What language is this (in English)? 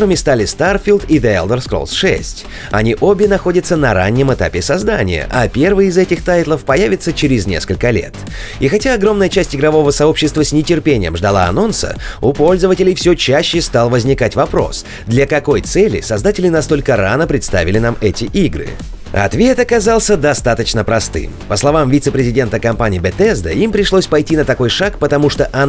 Russian